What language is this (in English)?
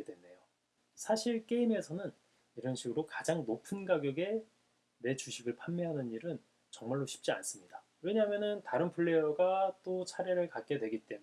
Korean